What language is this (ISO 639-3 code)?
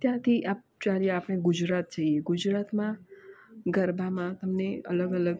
guj